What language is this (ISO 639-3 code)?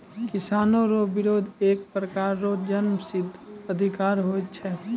mai